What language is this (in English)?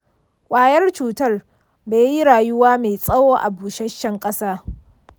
Hausa